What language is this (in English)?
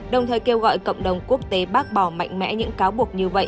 Vietnamese